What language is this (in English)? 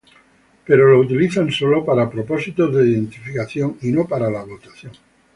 Spanish